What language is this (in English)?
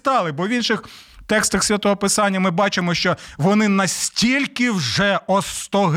Ukrainian